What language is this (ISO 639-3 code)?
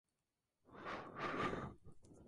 spa